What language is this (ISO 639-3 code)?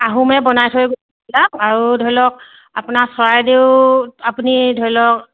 asm